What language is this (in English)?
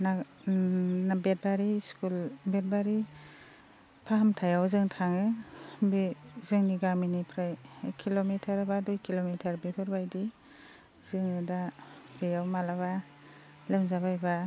Bodo